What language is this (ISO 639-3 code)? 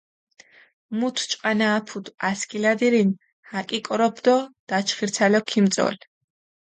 xmf